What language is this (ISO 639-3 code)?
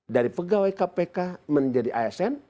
ind